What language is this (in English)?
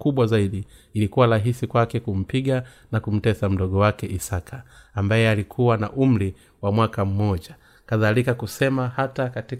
Swahili